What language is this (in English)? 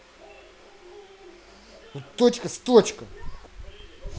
Russian